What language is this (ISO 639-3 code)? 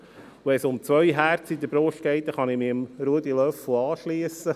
gsw